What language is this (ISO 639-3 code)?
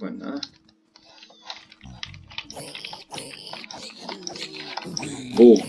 spa